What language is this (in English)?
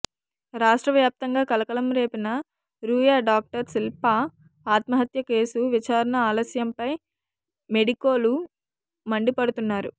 Telugu